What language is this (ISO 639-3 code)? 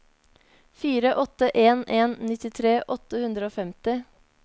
nor